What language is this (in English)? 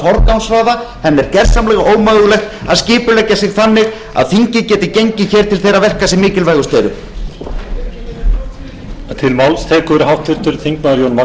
Icelandic